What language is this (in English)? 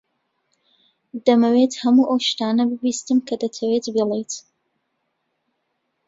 Central Kurdish